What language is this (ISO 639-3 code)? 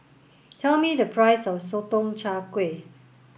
eng